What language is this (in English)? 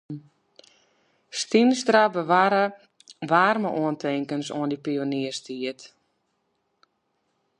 Western Frisian